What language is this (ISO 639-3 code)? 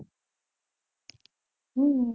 guj